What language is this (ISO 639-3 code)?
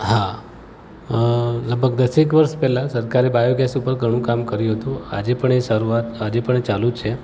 guj